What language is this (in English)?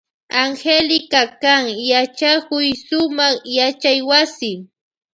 Loja Highland Quichua